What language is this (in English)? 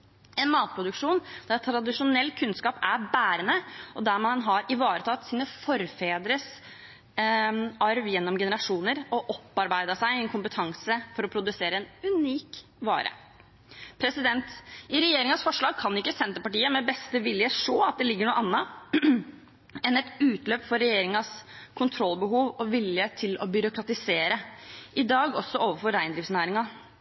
Norwegian Bokmål